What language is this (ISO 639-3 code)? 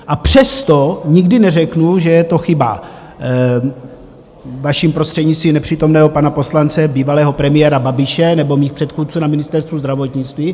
ces